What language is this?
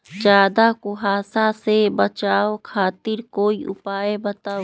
Magahi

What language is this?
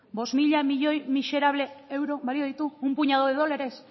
Basque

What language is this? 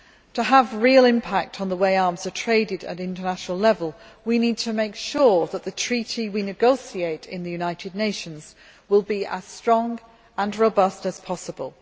English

